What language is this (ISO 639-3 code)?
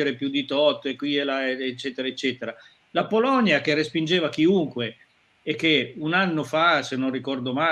ita